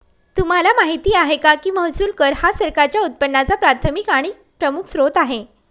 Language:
Marathi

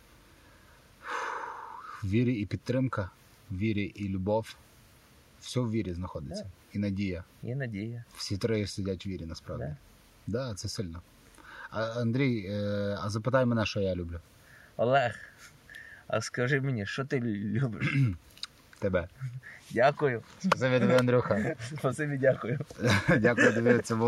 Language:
Ukrainian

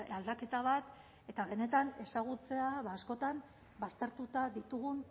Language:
Basque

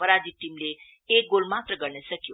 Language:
Nepali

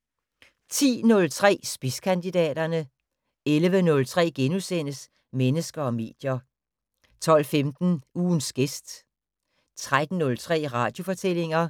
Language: Danish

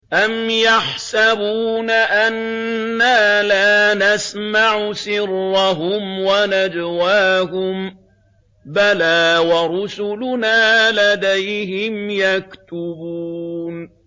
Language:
Arabic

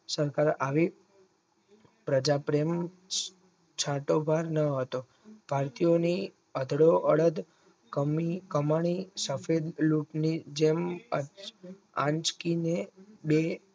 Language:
Gujarati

